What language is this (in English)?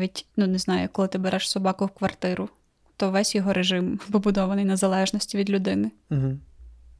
Ukrainian